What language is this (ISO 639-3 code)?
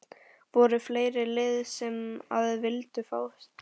isl